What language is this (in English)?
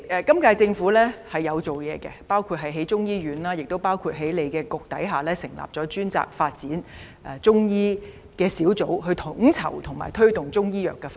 Cantonese